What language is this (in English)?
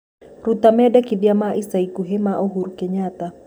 Kikuyu